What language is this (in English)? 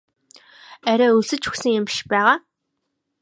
Mongolian